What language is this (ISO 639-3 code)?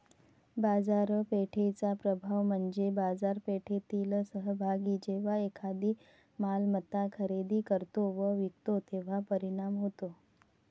mar